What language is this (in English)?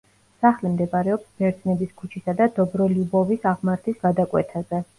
Georgian